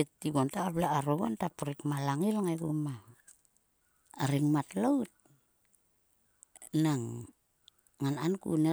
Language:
Sulka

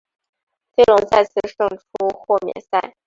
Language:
Chinese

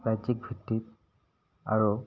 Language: Assamese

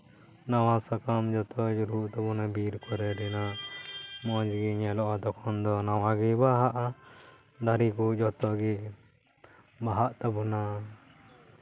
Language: Santali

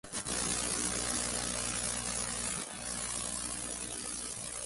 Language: Spanish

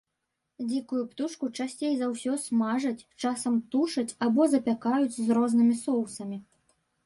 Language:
Belarusian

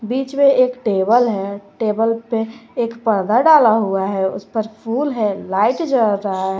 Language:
Hindi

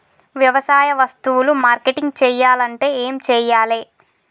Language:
Telugu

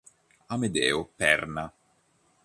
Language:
Italian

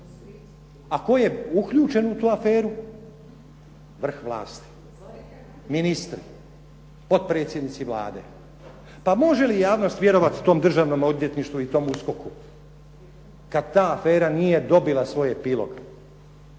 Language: Croatian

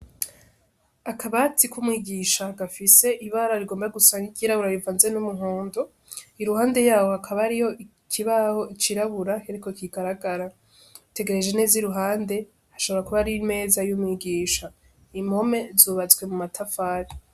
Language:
Rundi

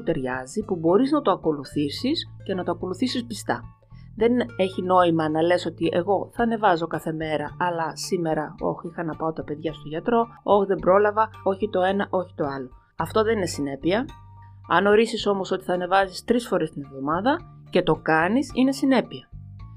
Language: Greek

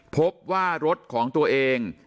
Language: Thai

